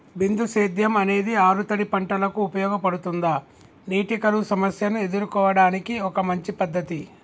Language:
Telugu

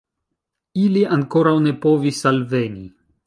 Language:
Esperanto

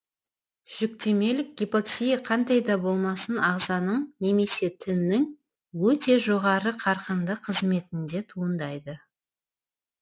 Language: Kazakh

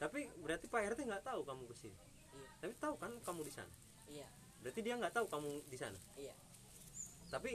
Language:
Indonesian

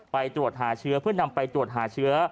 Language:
Thai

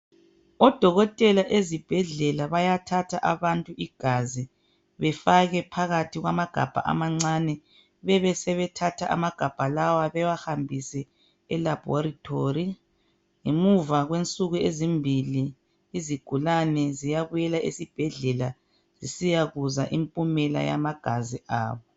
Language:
North Ndebele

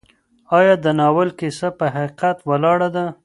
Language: Pashto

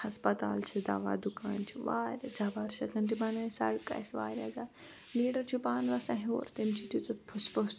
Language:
Kashmiri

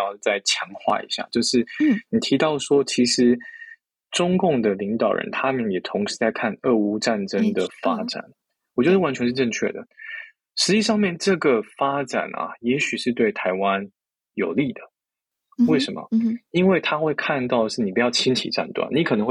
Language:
Chinese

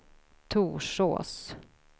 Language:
Swedish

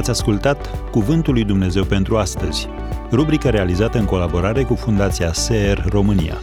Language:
Romanian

